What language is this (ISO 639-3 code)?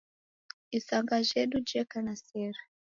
dav